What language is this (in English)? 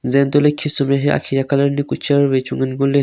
Wancho Naga